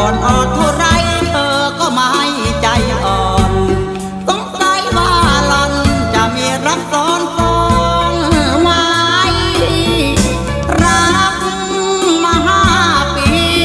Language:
Thai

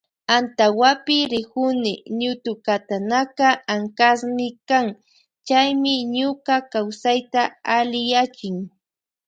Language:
Loja Highland Quichua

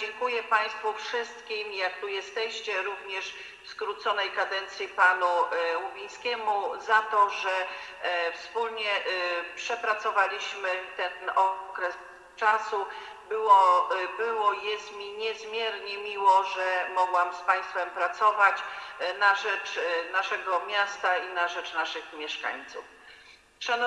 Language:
Polish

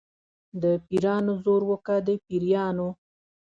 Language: Pashto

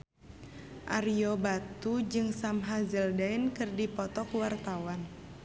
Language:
Sundanese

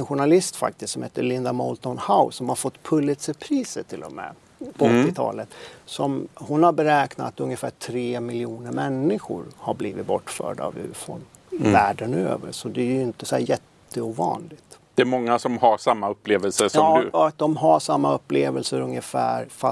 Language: Swedish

